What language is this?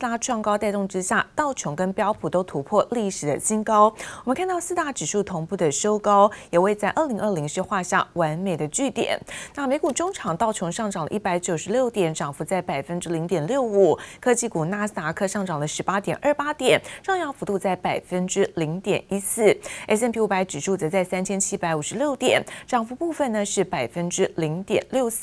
Chinese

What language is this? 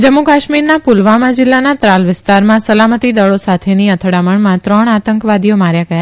Gujarati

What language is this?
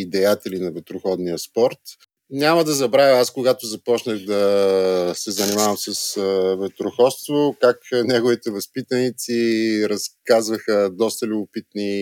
Bulgarian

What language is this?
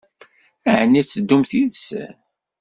Kabyle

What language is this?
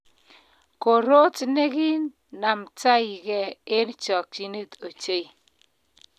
Kalenjin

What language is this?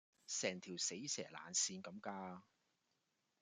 Cantonese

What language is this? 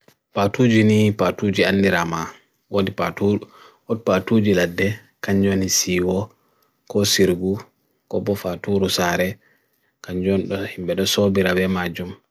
Bagirmi Fulfulde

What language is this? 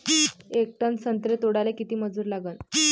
Marathi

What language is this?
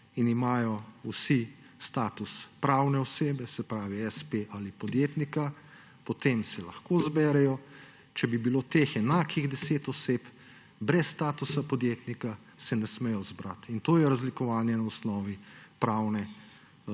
Slovenian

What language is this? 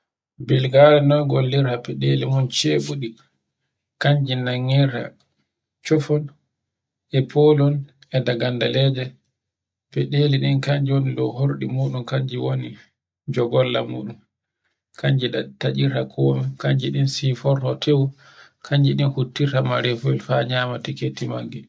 Borgu Fulfulde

